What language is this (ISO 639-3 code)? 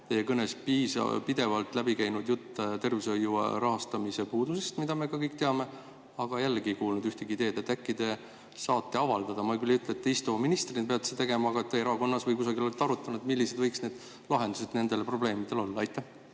est